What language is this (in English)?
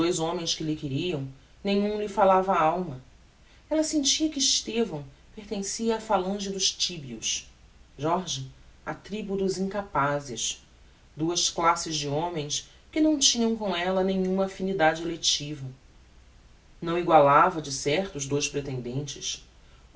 Portuguese